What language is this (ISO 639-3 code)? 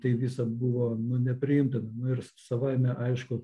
lit